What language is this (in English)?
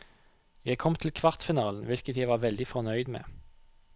Norwegian